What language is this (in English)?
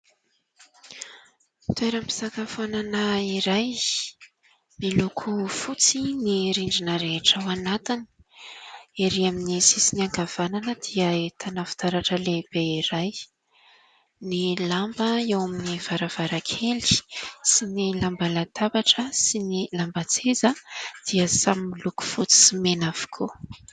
Malagasy